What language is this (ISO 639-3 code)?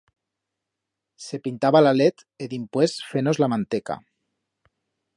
arg